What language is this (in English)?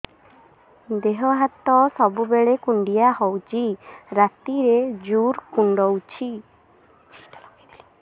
Odia